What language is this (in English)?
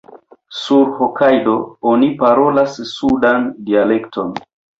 Esperanto